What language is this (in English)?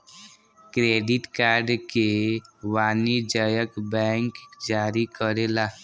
Bhojpuri